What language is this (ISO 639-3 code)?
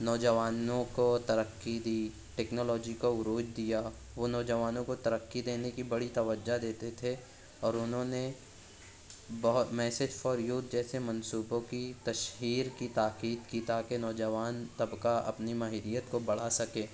urd